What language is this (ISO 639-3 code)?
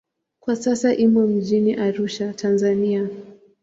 swa